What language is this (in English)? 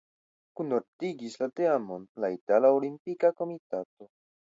Esperanto